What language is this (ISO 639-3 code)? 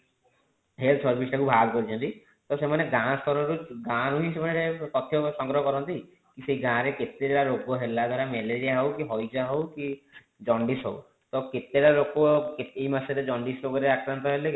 ori